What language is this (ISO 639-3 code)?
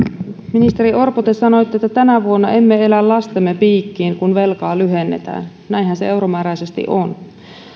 fin